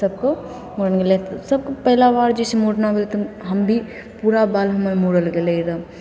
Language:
Maithili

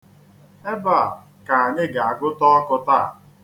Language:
Igbo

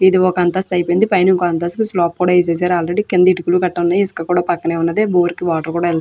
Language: Telugu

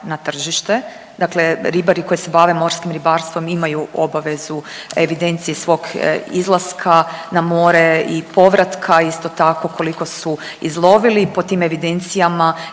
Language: Croatian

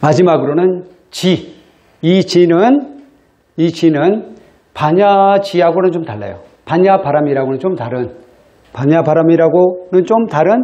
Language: Korean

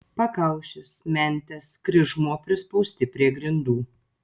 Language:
Lithuanian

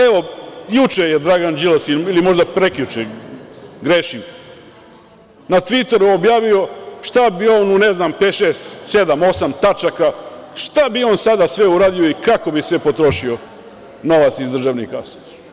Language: Serbian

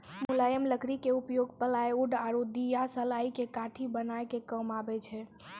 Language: Maithili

